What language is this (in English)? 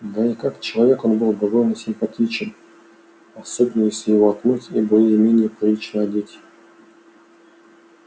Russian